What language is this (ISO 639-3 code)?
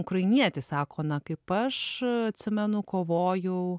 lit